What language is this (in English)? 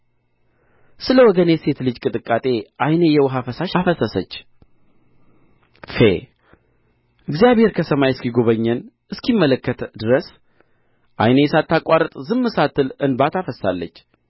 Amharic